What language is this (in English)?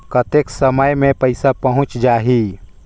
Chhattisgarhi